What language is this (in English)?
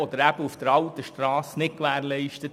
Swiss German